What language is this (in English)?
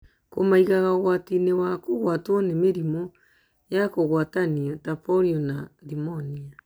Kikuyu